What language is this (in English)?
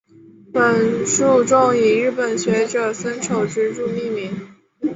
Chinese